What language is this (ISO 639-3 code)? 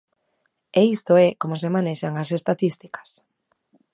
glg